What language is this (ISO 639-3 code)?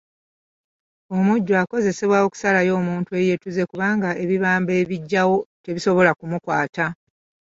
lug